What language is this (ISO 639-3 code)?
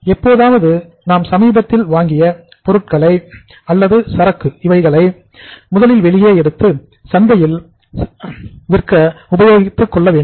tam